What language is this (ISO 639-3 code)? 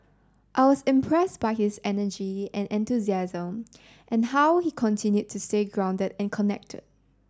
eng